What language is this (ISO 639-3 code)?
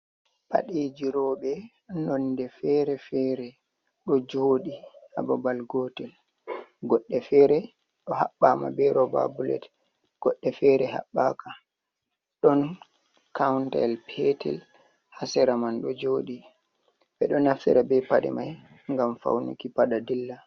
ful